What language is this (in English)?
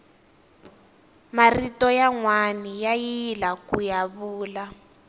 Tsonga